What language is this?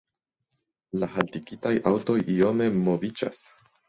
Esperanto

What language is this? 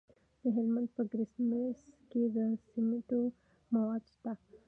Pashto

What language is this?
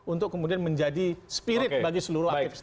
Indonesian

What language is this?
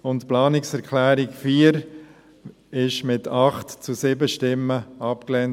Swiss German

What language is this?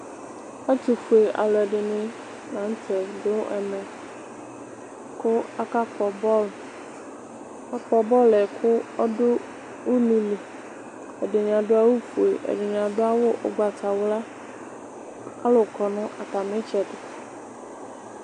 Ikposo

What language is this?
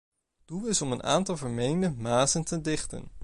Dutch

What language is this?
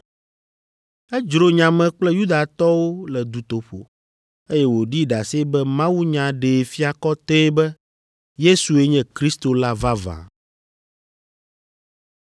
Ewe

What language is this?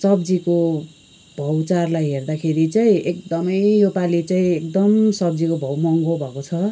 Nepali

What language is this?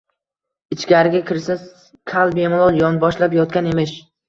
Uzbek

